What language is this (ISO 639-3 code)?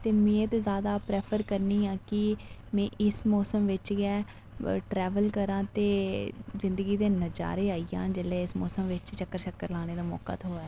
doi